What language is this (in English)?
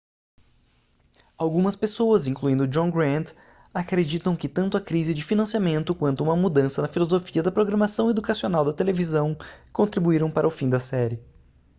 Portuguese